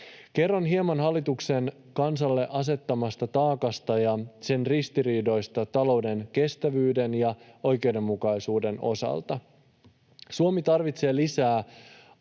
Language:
Finnish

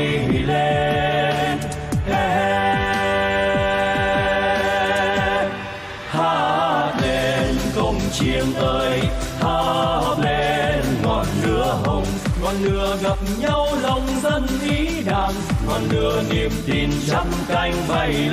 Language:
Vietnamese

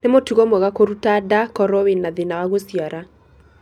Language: Kikuyu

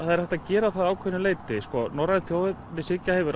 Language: Icelandic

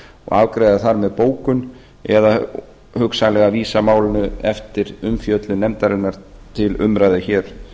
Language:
Icelandic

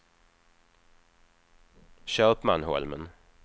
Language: Swedish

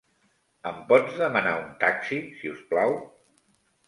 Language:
Catalan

